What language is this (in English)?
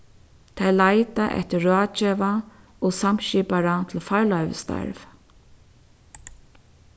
Faroese